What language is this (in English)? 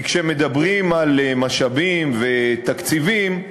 Hebrew